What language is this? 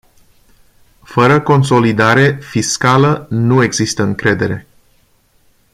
Romanian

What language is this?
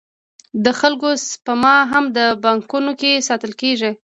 Pashto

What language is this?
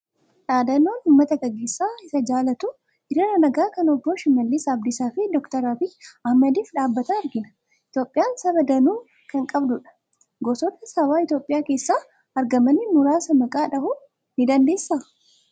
Oromo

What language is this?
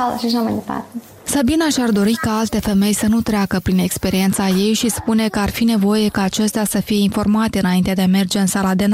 Romanian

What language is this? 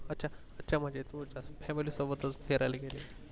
Marathi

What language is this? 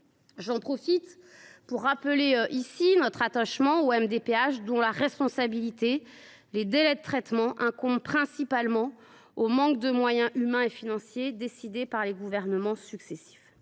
French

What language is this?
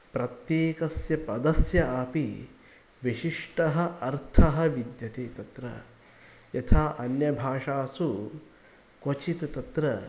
Sanskrit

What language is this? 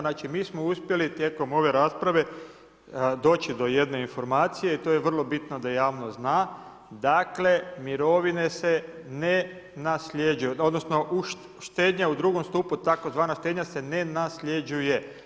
Croatian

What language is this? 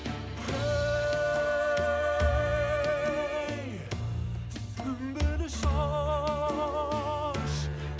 Kazakh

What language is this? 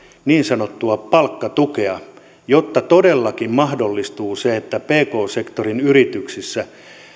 Finnish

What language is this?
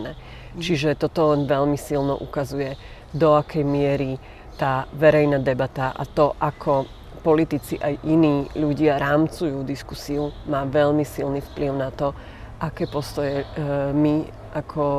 Slovak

